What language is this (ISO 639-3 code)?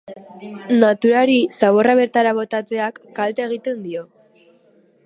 eus